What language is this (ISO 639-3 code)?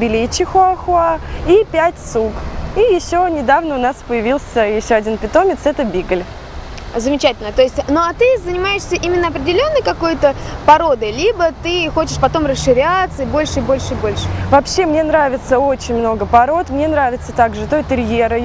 rus